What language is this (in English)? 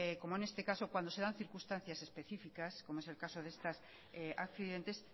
Spanish